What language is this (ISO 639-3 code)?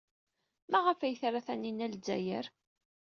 kab